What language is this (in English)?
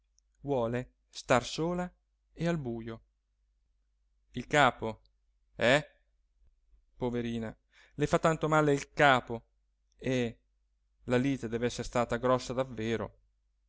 Italian